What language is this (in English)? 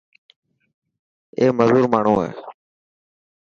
Dhatki